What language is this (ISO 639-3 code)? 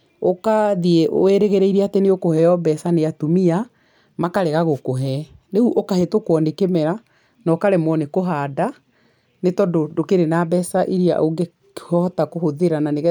kik